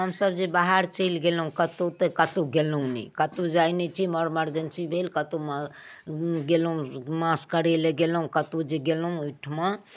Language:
Maithili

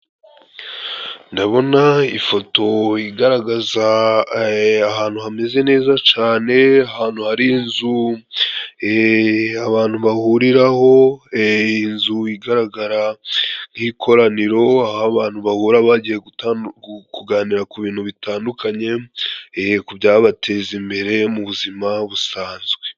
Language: Kinyarwanda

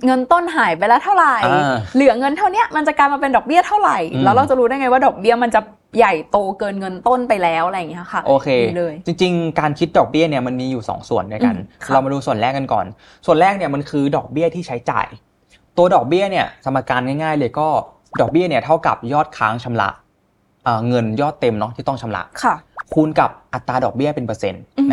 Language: Thai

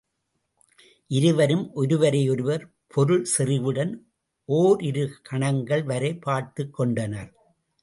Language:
Tamil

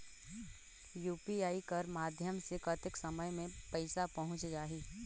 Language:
Chhattisgarhi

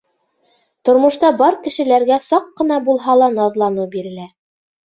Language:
Bashkir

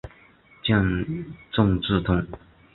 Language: Chinese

